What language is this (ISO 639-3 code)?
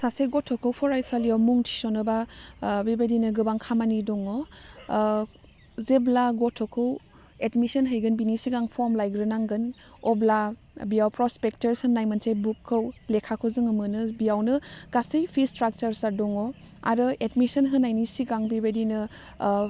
brx